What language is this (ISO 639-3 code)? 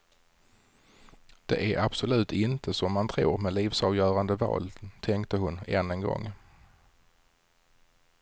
swe